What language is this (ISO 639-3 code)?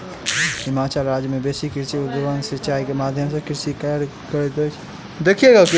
mai